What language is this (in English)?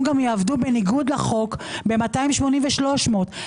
Hebrew